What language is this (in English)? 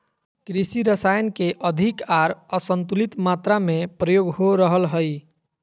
Magahi